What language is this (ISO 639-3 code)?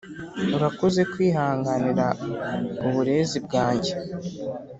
kin